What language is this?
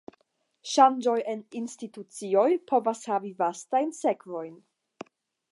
Esperanto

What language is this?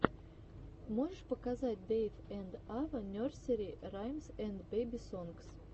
Russian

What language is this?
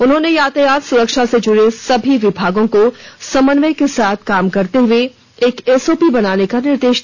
Hindi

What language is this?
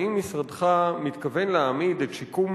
Hebrew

